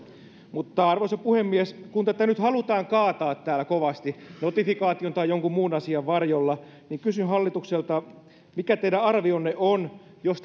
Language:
Finnish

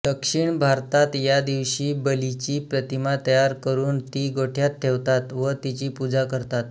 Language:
Marathi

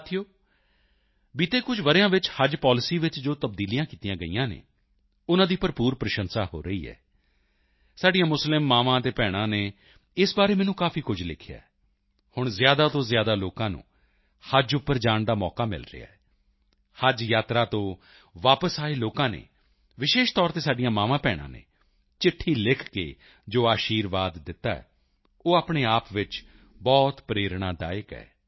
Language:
Punjabi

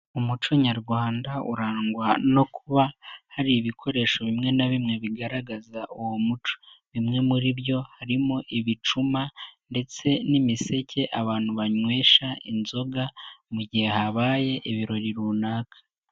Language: Kinyarwanda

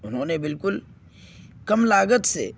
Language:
Urdu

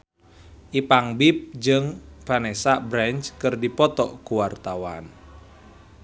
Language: Sundanese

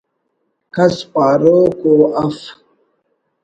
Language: Brahui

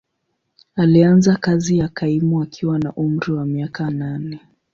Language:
Swahili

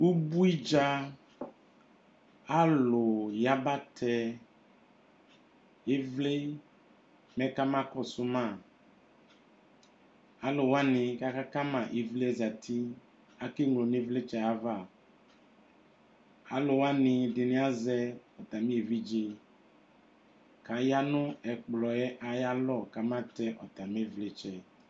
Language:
Ikposo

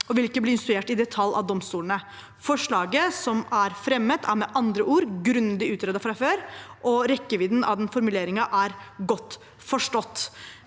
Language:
Norwegian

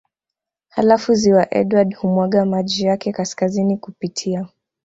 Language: Swahili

